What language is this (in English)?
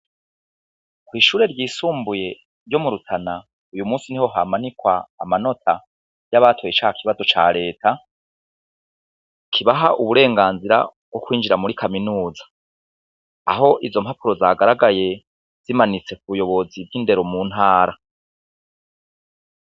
Rundi